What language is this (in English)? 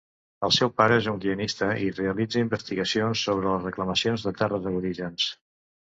Catalan